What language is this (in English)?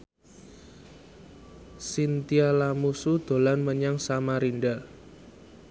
Javanese